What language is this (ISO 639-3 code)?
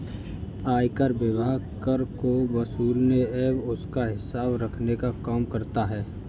hin